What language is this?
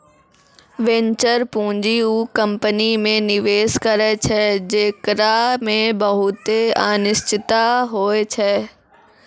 Maithili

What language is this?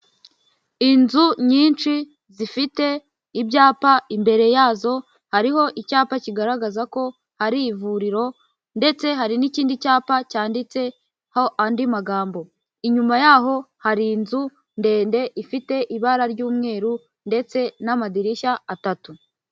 Kinyarwanda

